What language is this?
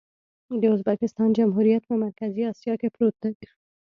Pashto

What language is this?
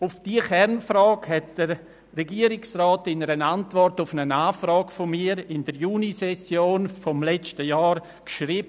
Swiss German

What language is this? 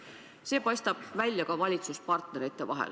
Estonian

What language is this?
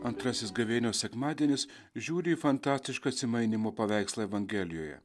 Lithuanian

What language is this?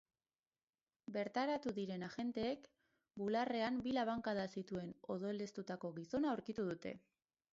Basque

